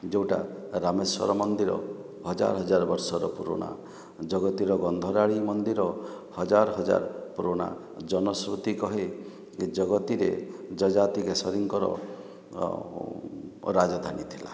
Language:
Odia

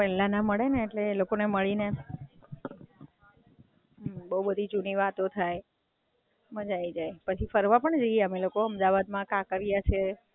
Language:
Gujarati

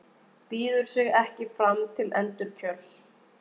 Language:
Icelandic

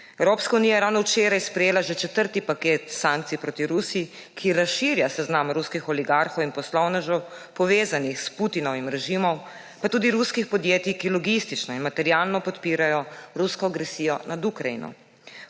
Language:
Slovenian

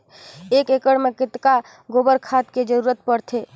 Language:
Chhattisgarhi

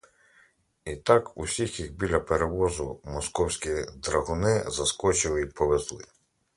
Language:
Ukrainian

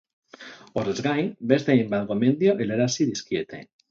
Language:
Basque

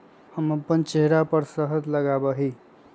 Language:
Magahi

